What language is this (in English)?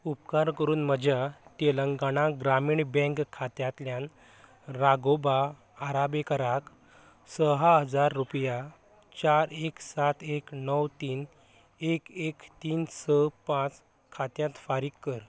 Konkani